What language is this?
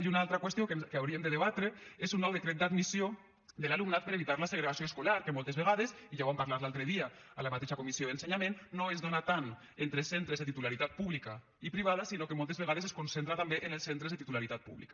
Catalan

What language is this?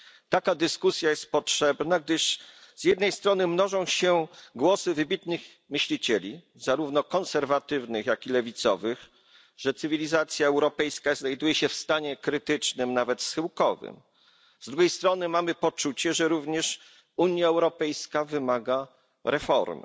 Polish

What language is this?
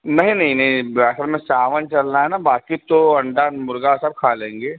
Hindi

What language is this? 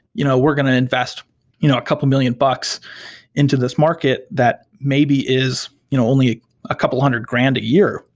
English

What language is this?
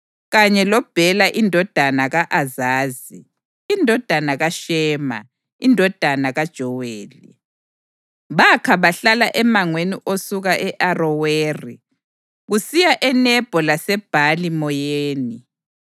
North Ndebele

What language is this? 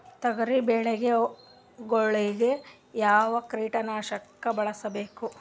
Kannada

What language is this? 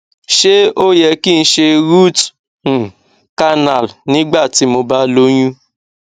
Yoruba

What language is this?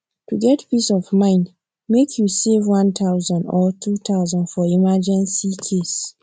Nigerian Pidgin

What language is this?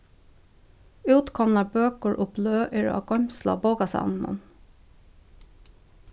Faroese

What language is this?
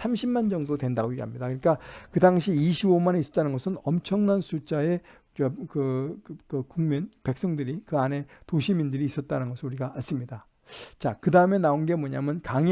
Korean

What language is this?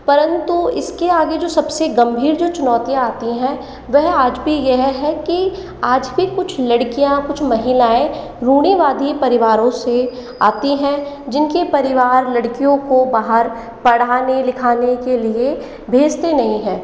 Hindi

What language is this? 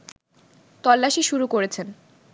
Bangla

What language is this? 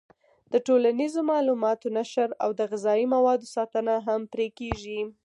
Pashto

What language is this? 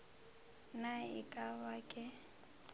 Northern Sotho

